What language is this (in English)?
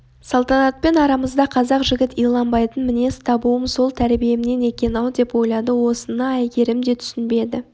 Kazakh